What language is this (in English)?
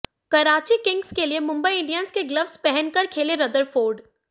Hindi